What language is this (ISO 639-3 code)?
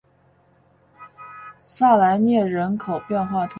zho